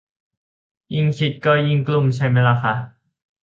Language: Thai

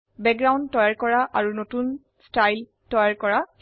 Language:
Assamese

